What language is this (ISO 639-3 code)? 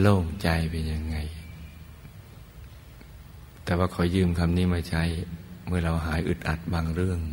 tha